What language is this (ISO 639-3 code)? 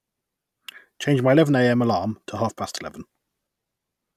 eng